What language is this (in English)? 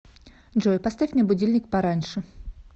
Russian